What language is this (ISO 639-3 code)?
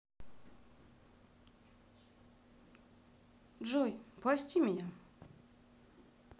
rus